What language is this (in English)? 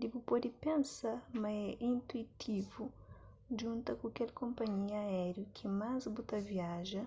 Kabuverdianu